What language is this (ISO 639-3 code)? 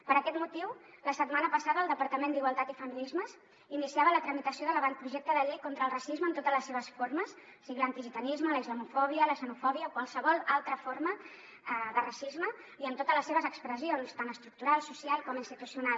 cat